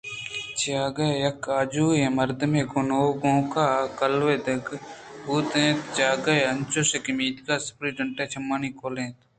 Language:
Eastern Balochi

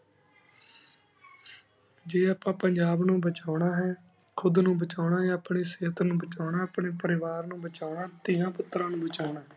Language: Punjabi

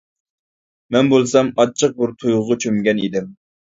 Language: Uyghur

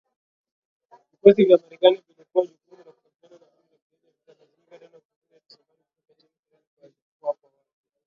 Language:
Swahili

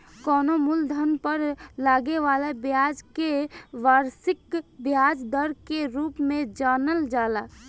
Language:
Bhojpuri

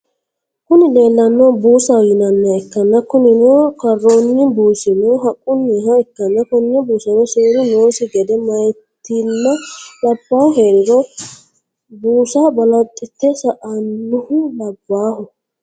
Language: Sidamo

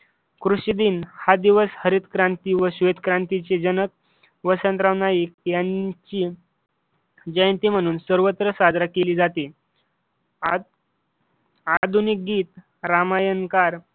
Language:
Marathi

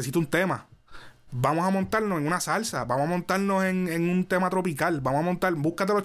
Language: Spanish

